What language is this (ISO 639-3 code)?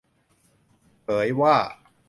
tha